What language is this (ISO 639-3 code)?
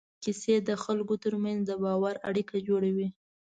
pus